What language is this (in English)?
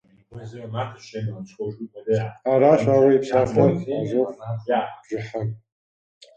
Kabardian